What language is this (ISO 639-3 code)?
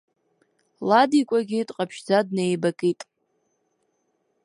abk